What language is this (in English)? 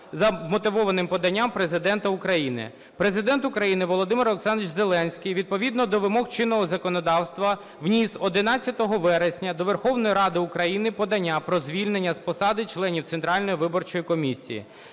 Ukrainian